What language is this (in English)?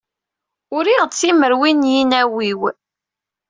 Kabyle